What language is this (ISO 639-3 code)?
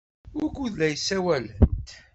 kab